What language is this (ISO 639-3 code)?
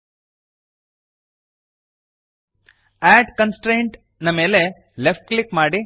kan